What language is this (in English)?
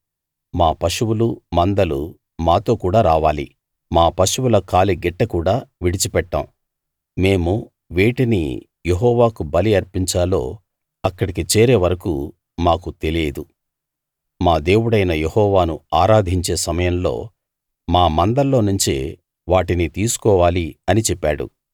Telugu